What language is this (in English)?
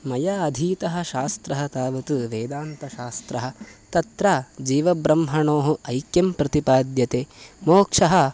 Sanskrit